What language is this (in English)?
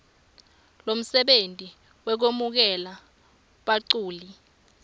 Swati